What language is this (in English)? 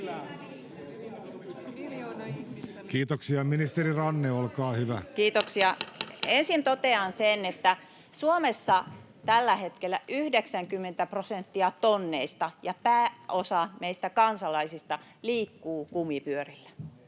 Finnish